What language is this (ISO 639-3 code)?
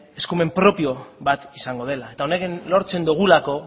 eus